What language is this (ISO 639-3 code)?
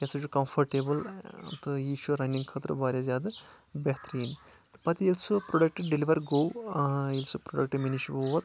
kas